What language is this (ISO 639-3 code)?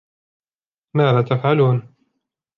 ara